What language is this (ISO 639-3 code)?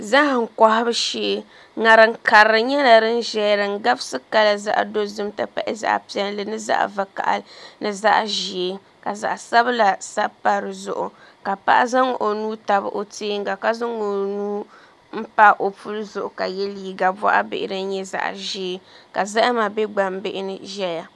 dag